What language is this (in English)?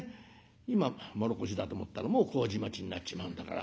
Japanese